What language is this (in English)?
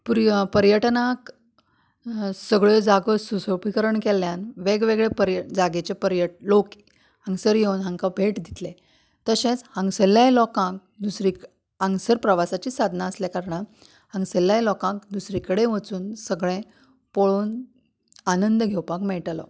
Konkani